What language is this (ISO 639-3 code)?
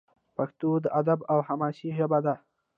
pus